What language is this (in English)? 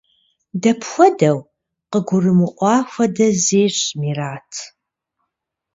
Kabardian